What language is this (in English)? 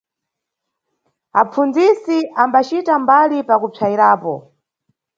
Nyungwe